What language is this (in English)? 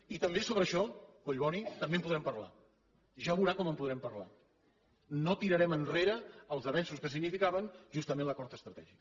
Catalan